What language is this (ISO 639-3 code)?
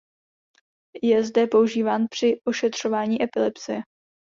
ces